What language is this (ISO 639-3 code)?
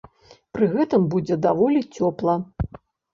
bel